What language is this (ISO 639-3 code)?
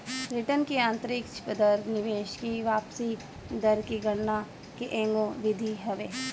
bho